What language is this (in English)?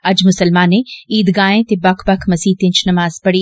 Dogri